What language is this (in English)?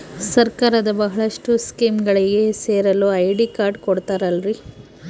Kannada